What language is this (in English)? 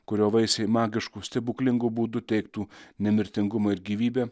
Lithuanian